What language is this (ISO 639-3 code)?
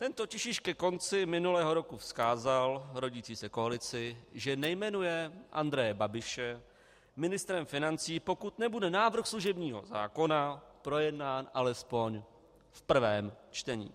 ces